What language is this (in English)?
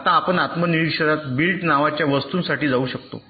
Marathi